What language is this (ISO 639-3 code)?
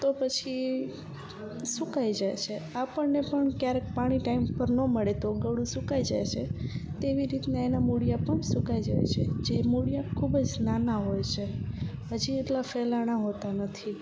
guj